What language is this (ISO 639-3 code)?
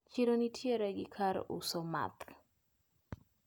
luo